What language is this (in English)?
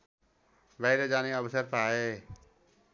Nepali